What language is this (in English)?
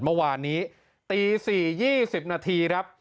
Thai